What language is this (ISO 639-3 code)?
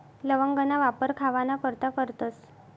mar